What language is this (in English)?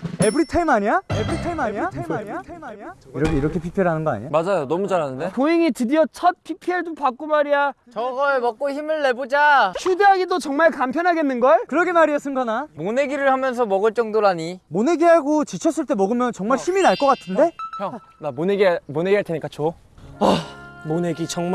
Korean